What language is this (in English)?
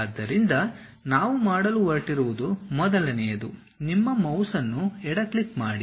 Kannada